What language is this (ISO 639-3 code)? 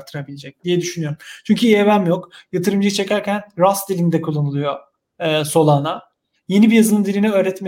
tur